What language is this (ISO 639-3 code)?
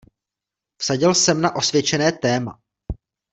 ces